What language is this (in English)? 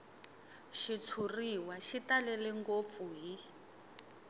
Tsonga